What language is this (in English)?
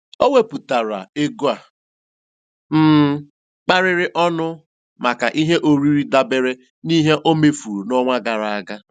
Igbo